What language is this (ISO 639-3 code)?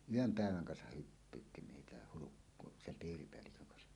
fin